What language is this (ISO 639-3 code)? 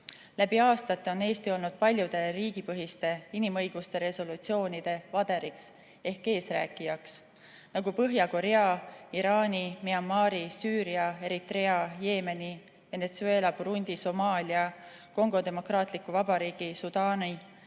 est